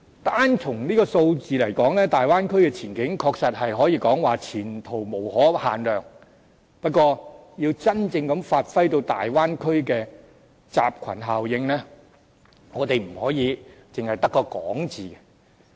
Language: Cantonese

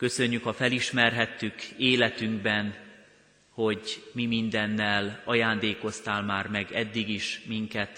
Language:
Hungarian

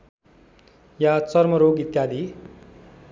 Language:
Nepali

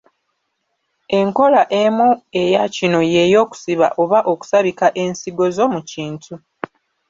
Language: Ganda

